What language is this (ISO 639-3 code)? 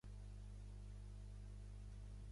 cat